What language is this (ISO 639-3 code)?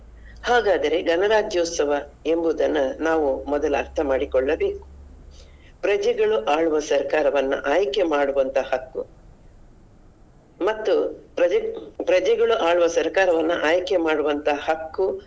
kan